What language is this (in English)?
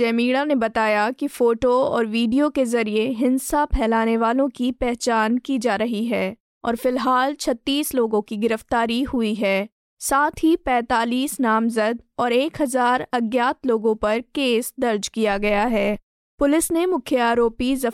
Hindi